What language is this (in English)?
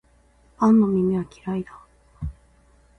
Japanese